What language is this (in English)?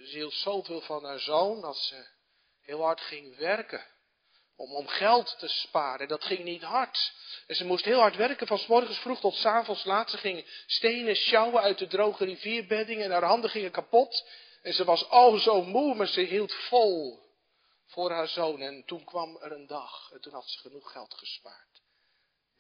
Dutch